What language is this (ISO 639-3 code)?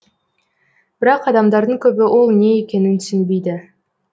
kaz